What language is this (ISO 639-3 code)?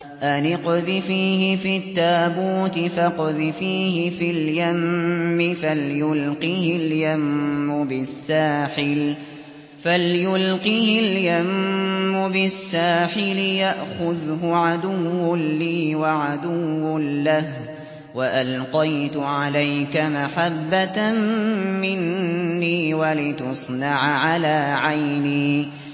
ara